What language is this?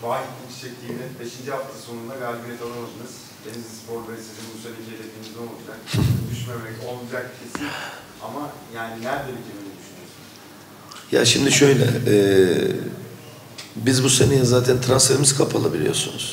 Turkish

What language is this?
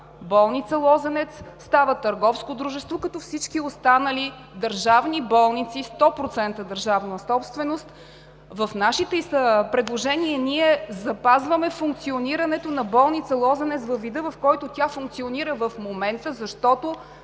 Bulgarian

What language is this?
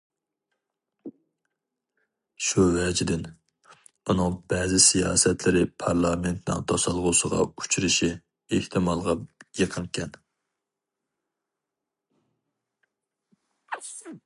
Uyghur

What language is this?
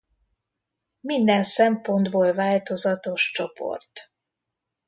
Hungarian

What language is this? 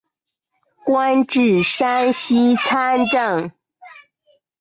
Chinese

